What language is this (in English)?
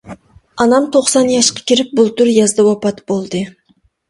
Uyghur